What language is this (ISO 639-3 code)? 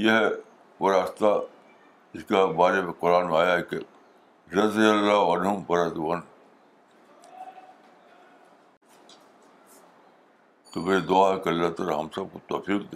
urd